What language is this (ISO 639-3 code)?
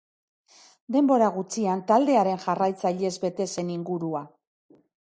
eus